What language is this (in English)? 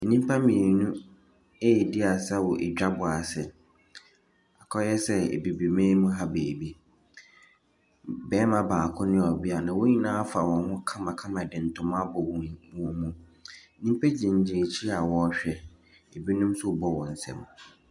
Akan